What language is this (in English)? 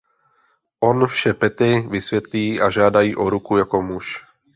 Czech